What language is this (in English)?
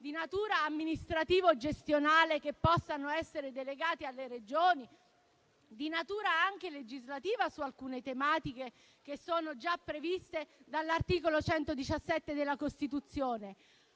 Italian